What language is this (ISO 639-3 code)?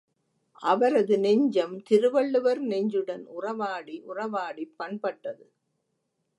tam